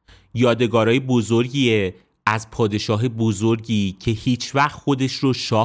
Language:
Persian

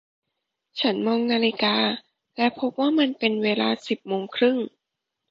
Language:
Thai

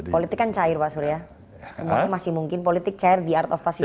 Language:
Indonesian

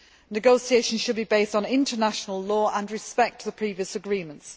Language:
English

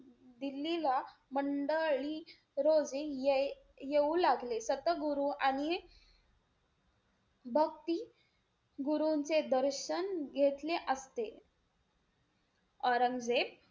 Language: Marathi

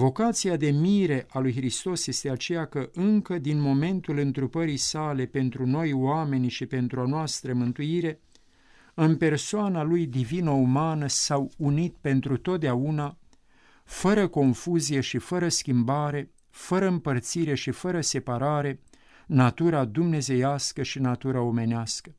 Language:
Romanian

